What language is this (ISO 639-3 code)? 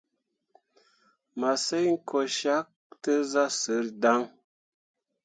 mua